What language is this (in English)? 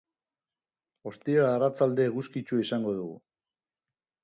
Basque